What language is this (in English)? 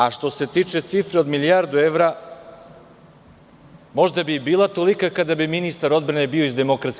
Serbian